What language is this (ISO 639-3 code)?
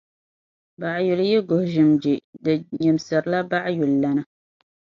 dag